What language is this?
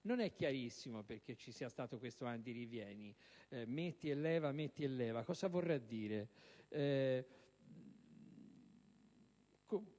Italian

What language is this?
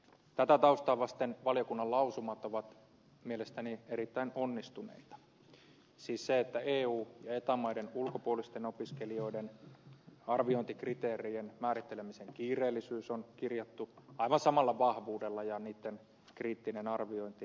Finnish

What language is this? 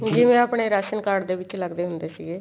Punjabi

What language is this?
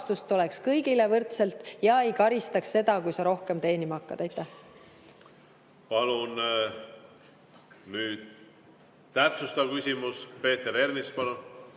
Estonian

